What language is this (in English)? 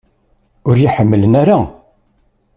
Kabyle